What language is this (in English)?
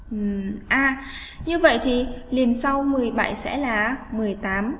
Vietnamese